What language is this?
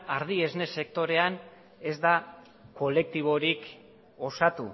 Basque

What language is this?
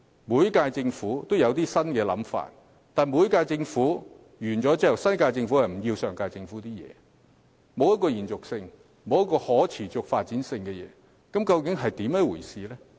Cantonese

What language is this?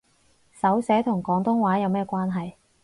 Cantonese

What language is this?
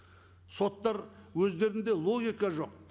Kazakh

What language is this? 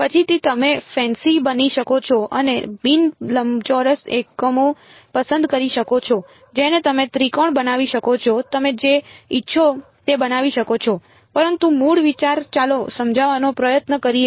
Gujarati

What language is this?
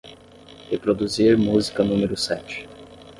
Portuguese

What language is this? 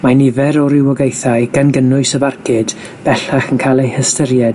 Welsh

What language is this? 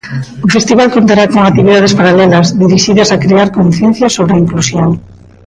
Galician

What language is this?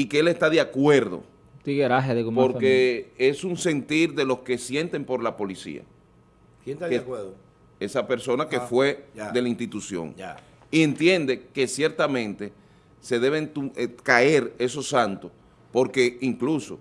Spanish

